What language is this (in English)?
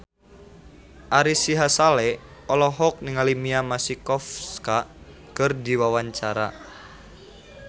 Sundanese